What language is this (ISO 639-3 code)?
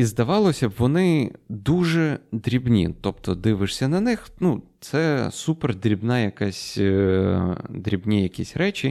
ukr